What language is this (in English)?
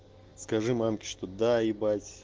Russian